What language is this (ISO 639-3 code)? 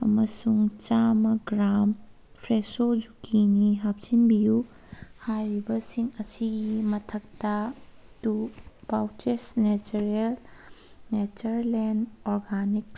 mni